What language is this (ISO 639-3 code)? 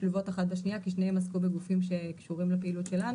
heb